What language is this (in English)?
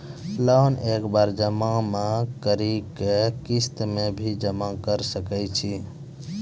Maithili